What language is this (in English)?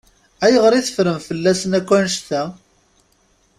Kabyle